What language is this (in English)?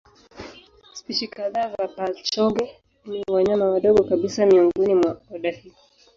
Swahili